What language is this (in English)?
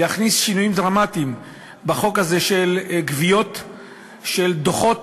Hebrew